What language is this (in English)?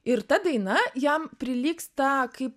Lithuanian